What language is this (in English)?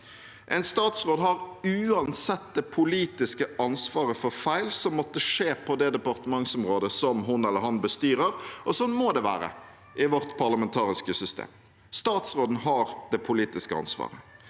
Norwegian